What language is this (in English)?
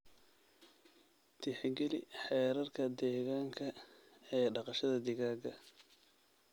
Somali